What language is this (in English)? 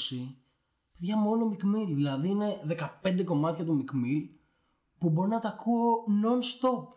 Greek